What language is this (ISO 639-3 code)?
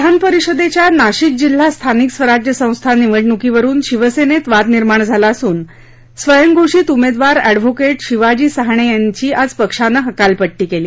mar